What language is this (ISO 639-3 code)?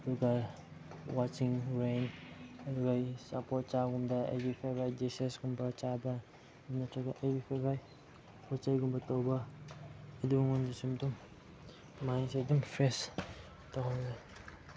mni